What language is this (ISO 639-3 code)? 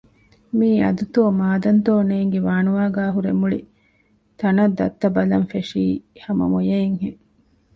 div